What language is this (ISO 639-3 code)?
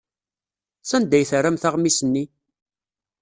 kab